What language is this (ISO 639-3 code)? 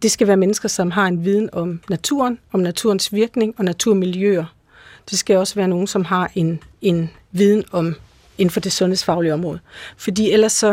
dan